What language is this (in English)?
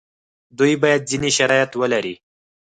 Pashto